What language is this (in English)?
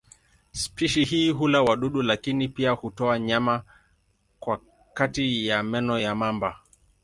Swahili